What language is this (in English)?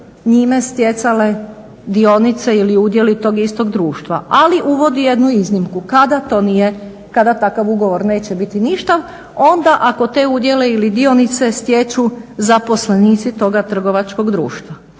Croatian